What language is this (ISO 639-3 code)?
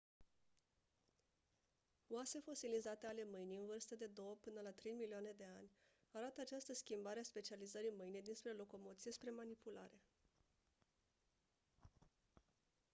ron